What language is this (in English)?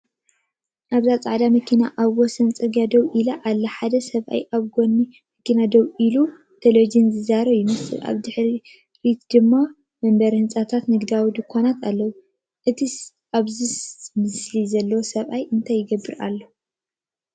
Tigrinya